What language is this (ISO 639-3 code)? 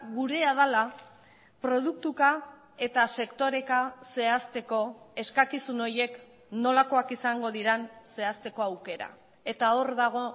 eus